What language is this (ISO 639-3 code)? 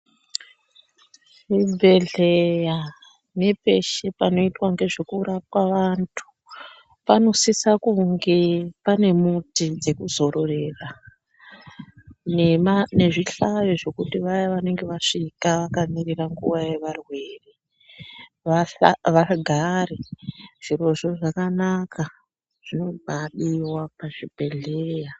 ndc